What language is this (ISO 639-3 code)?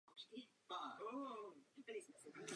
ces